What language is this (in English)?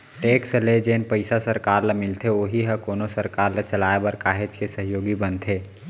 Chhattisgarhi